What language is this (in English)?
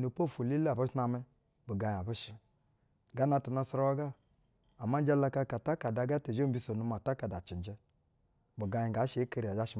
Basa (Nigeria)